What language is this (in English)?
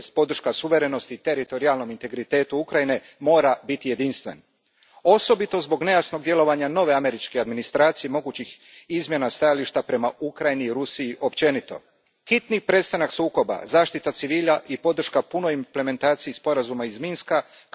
Croatian